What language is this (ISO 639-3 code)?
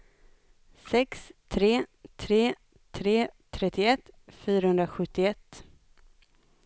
swe